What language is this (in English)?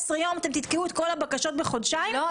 Hebrew